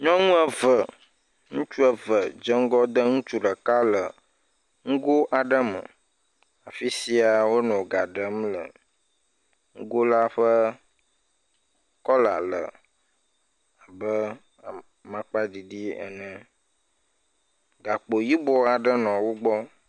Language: Ewe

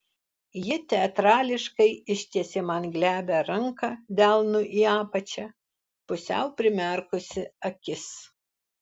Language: Lithuanian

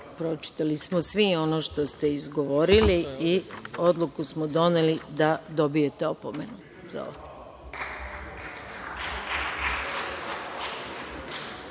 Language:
Serbian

